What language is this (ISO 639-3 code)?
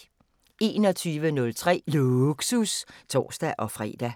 dan